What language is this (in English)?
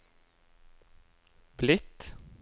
Norwegian